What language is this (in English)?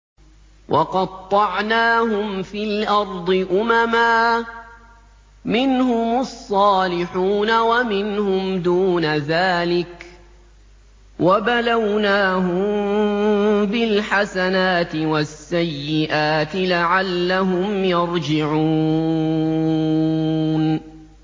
Arabic